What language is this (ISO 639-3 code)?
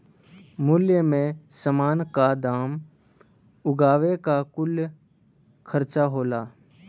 bho